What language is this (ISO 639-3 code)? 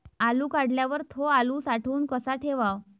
mar